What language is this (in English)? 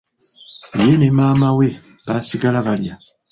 Ganda